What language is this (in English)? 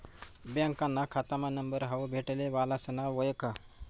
Marathi